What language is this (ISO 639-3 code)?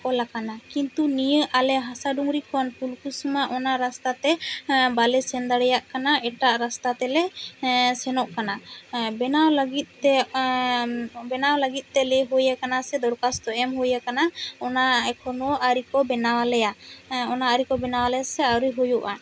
sat